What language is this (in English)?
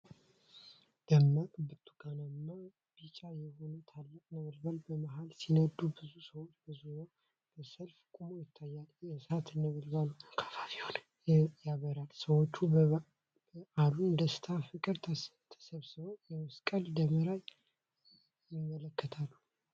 Amharic